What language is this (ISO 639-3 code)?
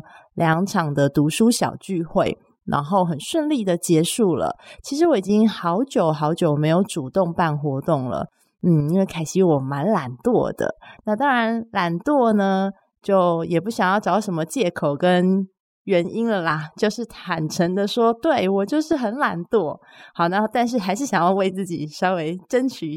zho